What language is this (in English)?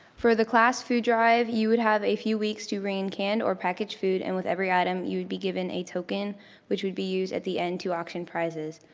English